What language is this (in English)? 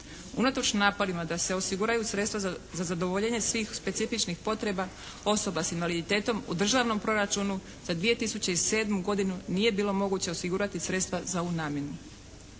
Croatian